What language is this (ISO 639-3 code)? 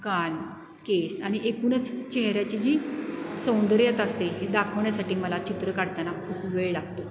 mar